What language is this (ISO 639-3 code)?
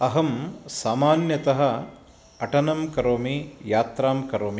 san